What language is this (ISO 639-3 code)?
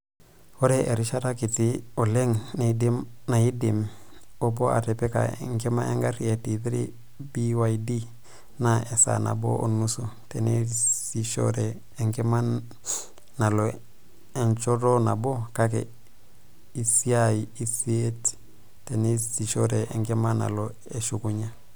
mas